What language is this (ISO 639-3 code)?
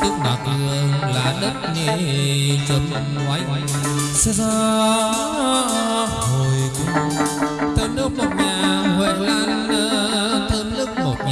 vie